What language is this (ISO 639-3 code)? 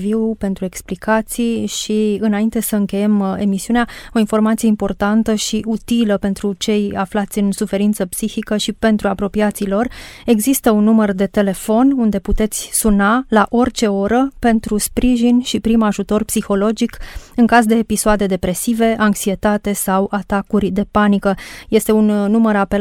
ron